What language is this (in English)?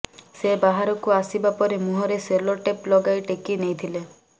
Odia